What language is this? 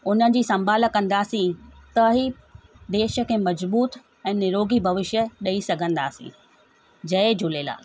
Sindhi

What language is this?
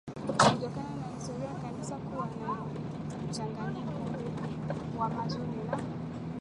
Swahili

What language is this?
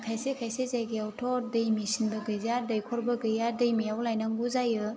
Bodo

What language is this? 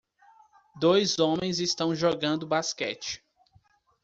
Portuguese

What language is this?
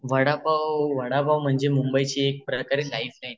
Marathi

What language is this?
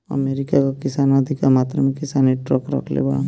Bhojpuri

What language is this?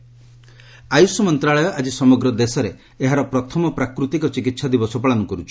Odia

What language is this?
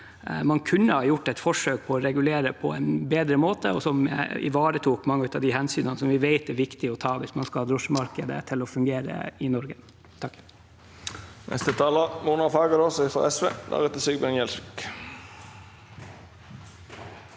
Norwegian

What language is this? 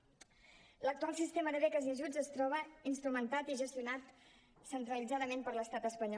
Catalan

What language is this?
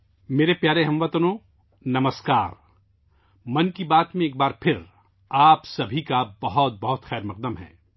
Urdu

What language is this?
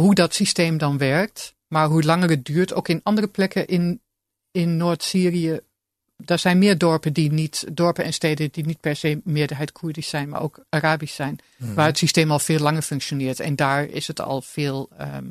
Dutch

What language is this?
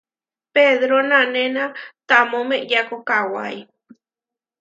Huarijio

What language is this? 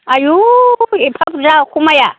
Bodo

